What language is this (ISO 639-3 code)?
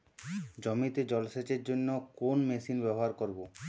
ben